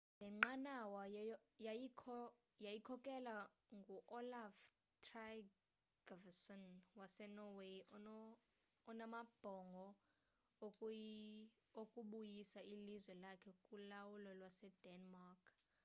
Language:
Xhosa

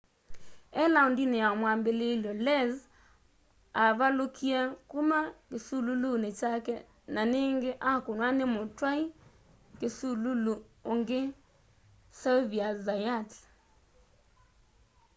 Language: Kamba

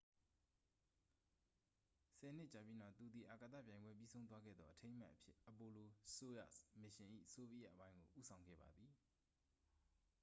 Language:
Burmese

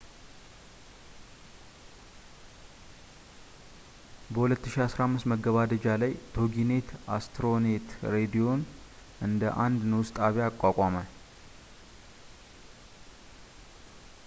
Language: Amharic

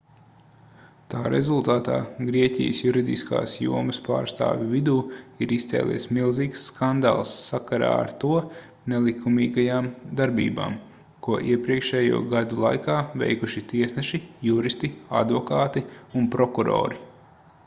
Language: Latvian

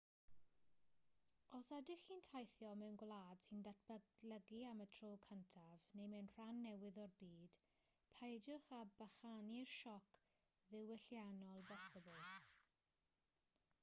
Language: Welsh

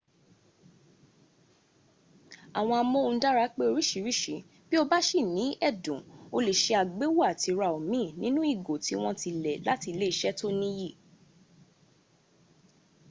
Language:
Yoruba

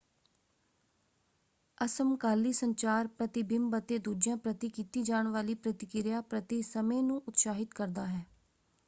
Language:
Punjabi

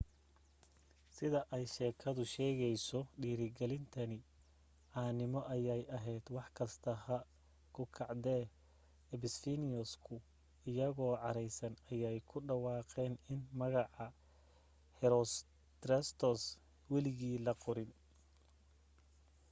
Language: Somali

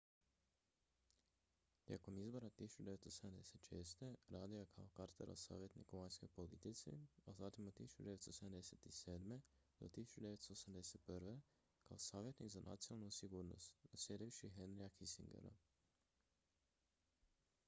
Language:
Croatian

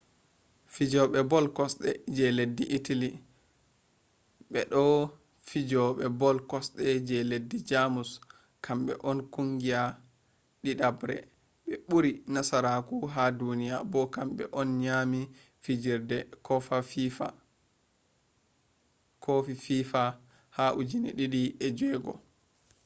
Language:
Fula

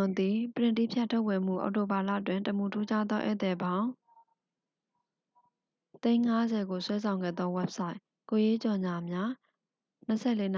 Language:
Burmese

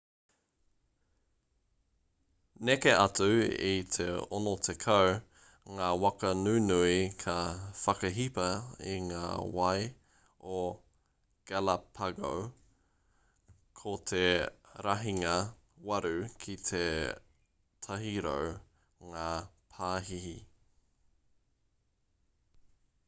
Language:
Māori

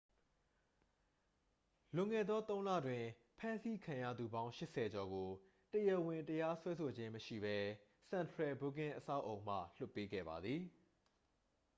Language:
Burmese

